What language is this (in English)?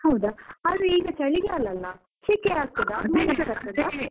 Kannada